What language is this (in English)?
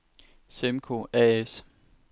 Danish